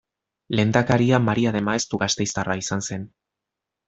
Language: Basque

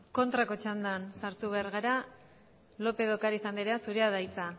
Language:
Basque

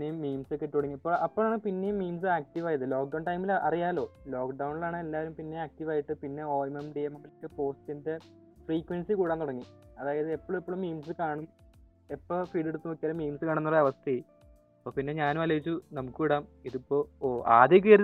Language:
Malayalam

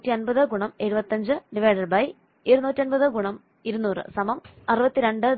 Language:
Malayalam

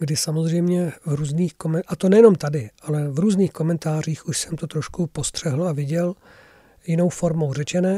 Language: Czech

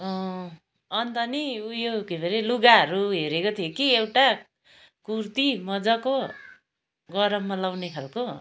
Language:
Nepali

